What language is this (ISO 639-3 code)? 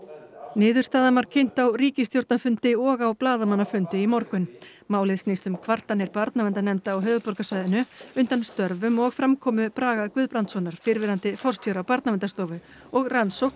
isl